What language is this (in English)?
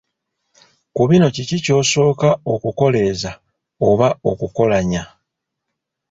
Ganda